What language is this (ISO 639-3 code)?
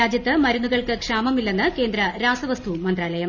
mal